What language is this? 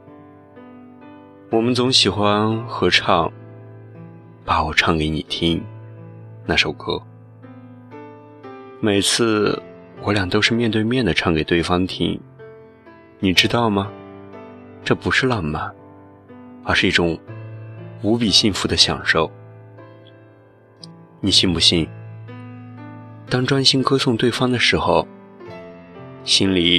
Chinese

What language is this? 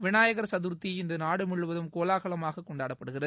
Tamil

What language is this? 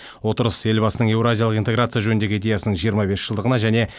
Kazakh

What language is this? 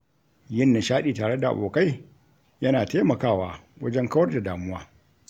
Hausa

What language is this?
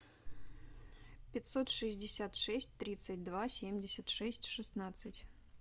Russian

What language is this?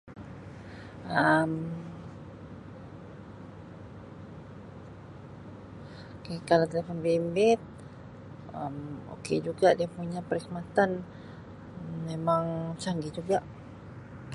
Sabah Malay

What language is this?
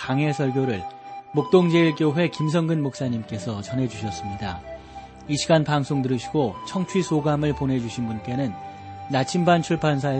Korean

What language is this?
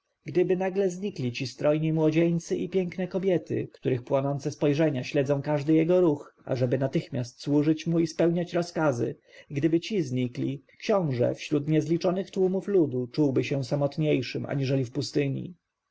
Polish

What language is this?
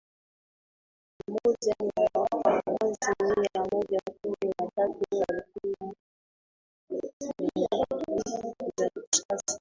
Swahili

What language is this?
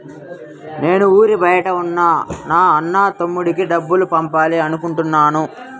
Telugu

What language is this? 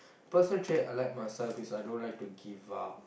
English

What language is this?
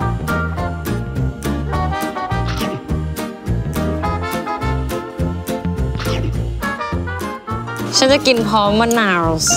Thai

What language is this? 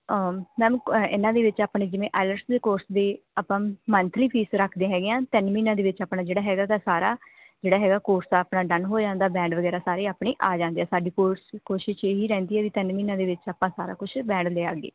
Punjabi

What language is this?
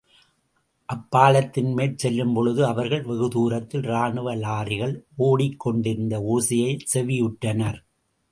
Tamil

